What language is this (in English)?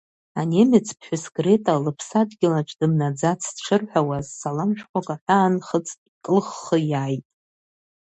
Abkhazian